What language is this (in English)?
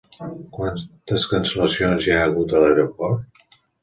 Catalan